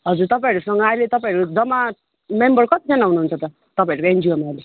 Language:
Nepali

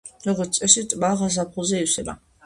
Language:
Georgian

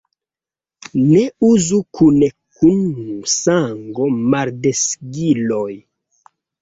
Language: Esperanto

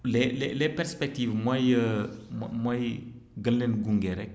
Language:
Wolof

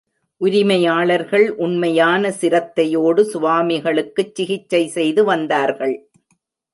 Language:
Tamil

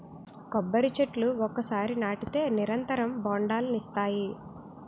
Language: Telugu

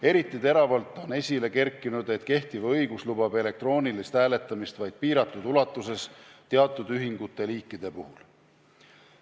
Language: Estonian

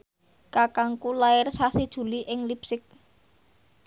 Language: Javanese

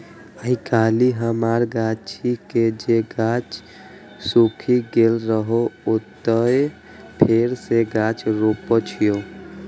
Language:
Maithili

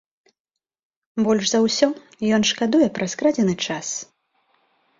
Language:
Belarusian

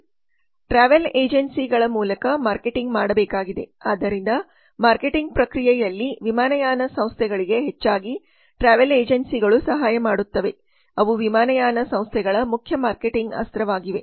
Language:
Kannada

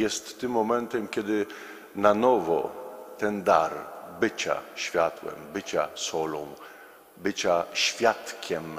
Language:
Polish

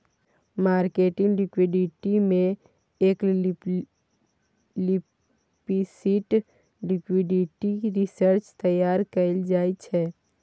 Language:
Maithili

